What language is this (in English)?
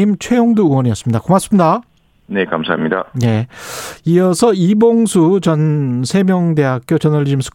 Korean